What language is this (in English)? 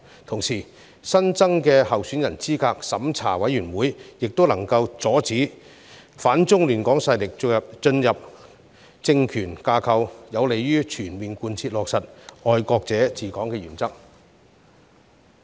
Cantonese